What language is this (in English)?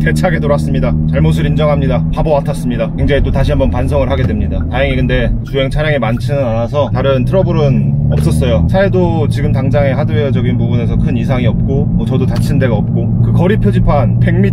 Korean